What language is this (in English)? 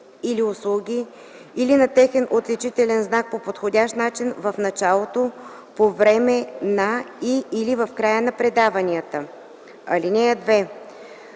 Bulgarian